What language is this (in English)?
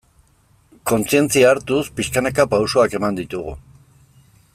Basque